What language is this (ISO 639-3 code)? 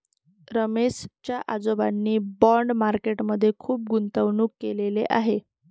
mar